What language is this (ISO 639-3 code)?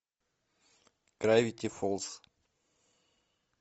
rus